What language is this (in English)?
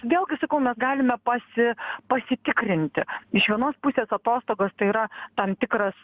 Lithuanian